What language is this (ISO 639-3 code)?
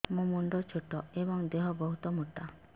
ori